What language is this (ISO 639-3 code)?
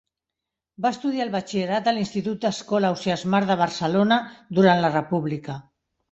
cat